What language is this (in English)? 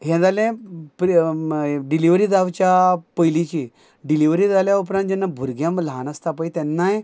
Konkani